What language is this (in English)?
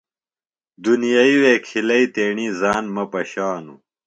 Phalura